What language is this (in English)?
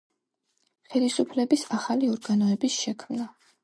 Georgian